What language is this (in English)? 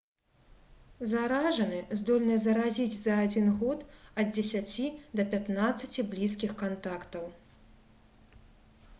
Belarusian